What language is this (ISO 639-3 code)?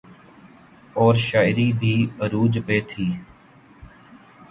urd